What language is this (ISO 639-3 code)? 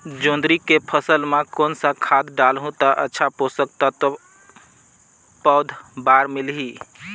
hne